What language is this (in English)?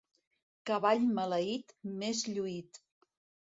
Catalan